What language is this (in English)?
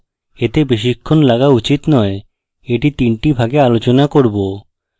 Bangla